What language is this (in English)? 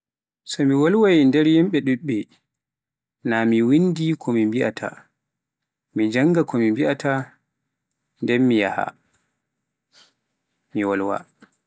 Pular